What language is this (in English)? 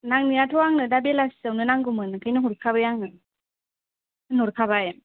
Bodo